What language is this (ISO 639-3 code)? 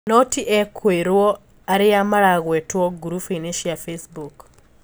kik